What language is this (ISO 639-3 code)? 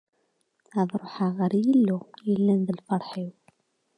kab